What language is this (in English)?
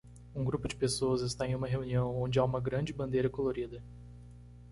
Portuguese